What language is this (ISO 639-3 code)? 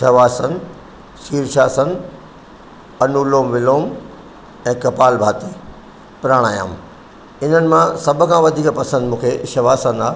snd